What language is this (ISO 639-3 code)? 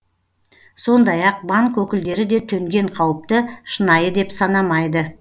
kaz